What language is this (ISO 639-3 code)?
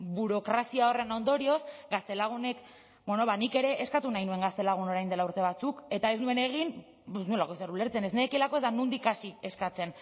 eus